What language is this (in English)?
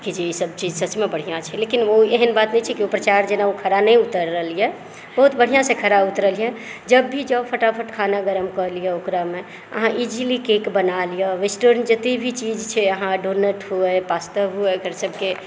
Maithili